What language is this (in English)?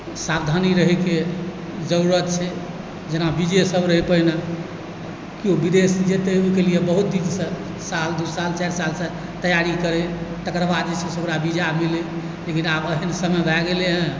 Maithili